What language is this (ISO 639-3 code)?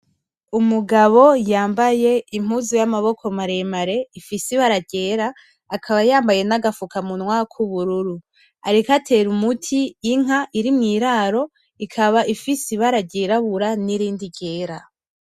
run